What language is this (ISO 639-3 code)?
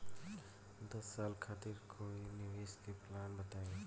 bho